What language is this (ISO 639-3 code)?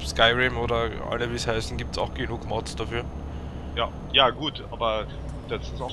deu